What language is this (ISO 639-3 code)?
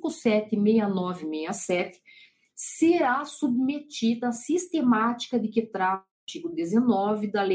por